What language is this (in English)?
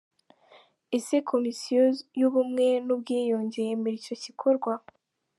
Kinyarwanda